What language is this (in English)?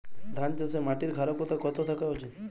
Bangla